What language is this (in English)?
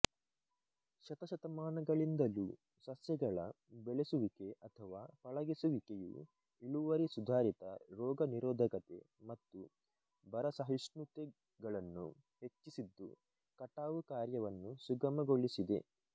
Kannada